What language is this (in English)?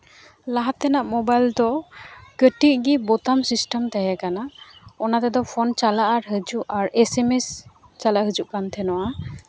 Santali